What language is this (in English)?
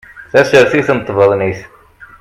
Kabyle